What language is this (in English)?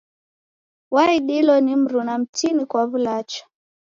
Taita